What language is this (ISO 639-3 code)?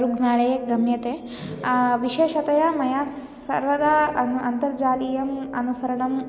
san